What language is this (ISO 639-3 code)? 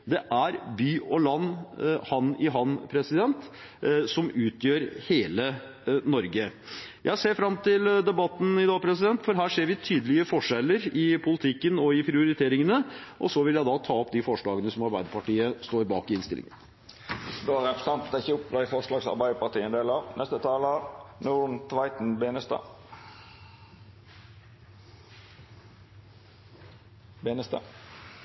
nor